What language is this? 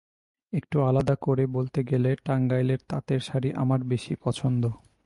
Bangla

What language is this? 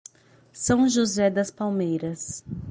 Portuguese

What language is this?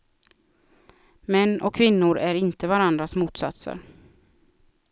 Swedish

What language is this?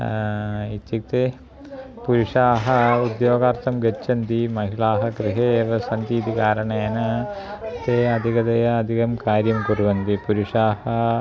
Sanskrit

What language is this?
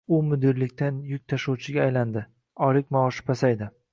Uzbek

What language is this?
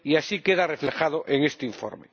Spanish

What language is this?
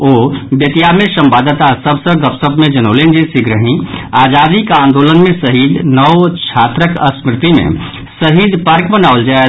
Maithili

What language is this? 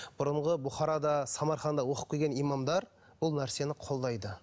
Kazakh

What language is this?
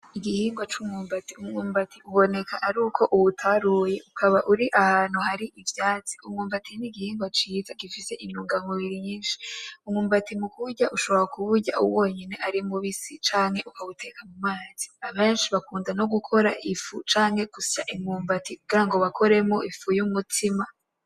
Rundi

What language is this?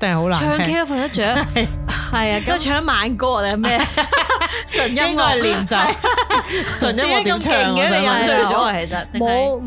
Chinese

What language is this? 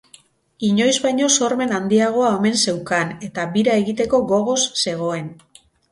Basque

